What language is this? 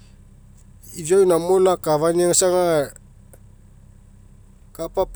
Mekeo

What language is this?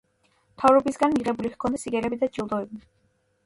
Georgian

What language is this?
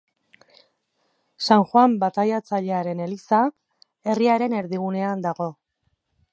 Basque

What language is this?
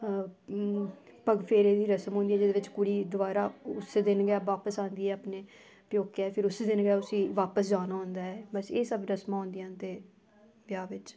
Dogri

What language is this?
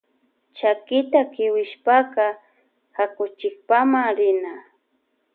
Loja Highland Quichua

